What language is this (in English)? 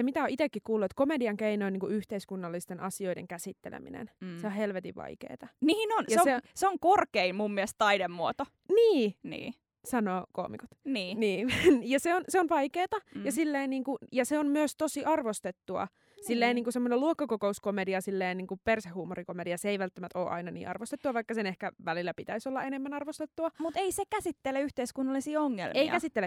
Finnish